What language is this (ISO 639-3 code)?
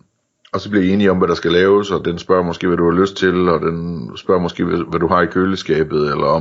dan